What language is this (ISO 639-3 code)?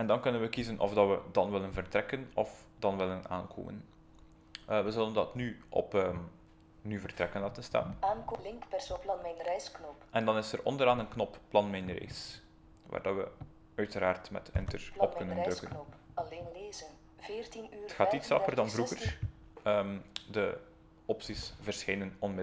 nld